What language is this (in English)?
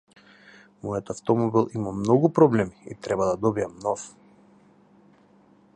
Macedonian